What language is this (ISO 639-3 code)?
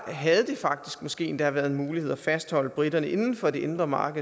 dan